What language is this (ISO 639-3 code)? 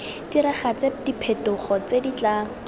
tsn